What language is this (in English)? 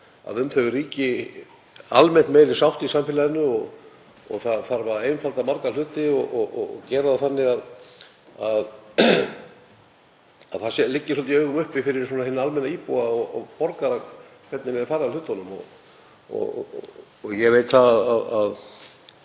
Icelandic